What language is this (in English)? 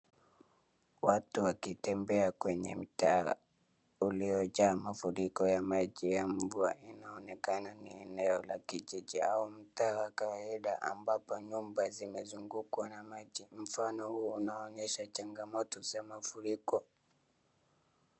Swahili